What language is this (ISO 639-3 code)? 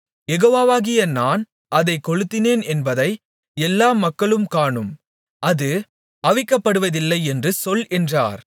tam